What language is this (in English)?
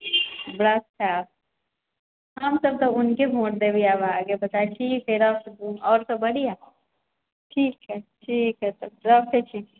Maithili